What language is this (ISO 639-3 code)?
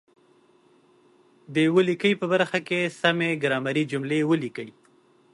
pus